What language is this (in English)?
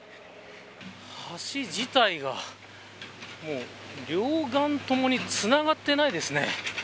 Japanese